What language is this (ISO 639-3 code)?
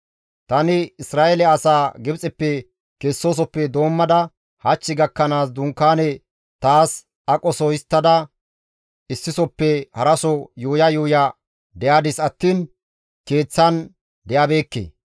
gmv